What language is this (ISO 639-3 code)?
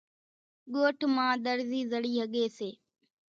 gjk